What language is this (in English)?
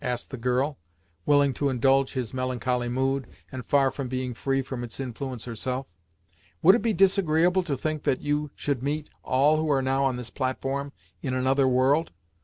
English